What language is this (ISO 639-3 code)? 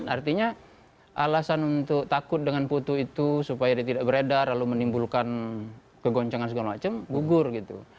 ind